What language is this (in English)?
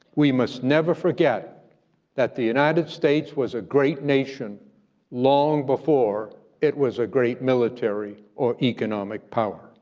English